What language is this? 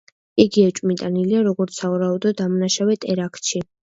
Georgian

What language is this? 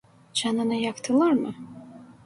Turkish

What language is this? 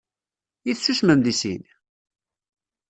Kabyle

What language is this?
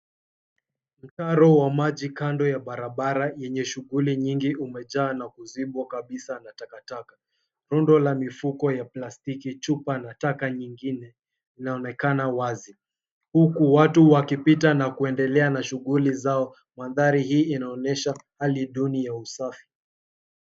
Swahili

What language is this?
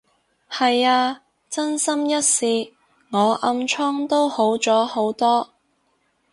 Cantonese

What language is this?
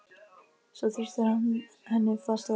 Icelandic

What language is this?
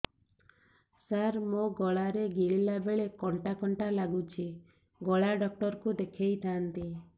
Odia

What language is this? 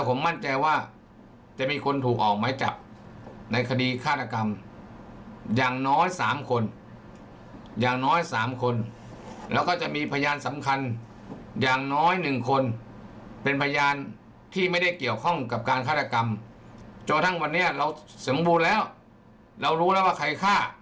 Thai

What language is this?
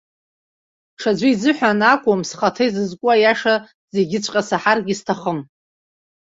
Abkhazian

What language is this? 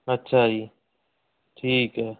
Punjabi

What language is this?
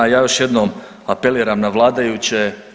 Croatian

